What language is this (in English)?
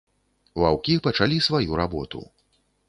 Belarusian